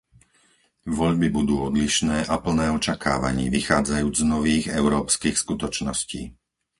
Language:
Slovak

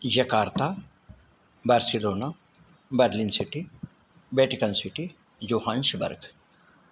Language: Sanskrit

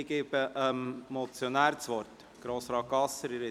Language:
Swiss German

